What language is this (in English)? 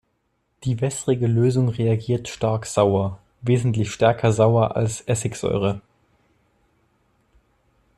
German